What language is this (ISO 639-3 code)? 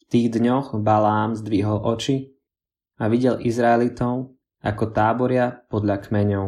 slk